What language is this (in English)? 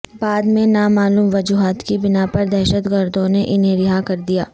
Urdu